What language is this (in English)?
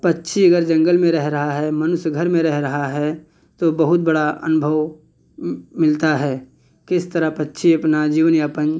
Hindi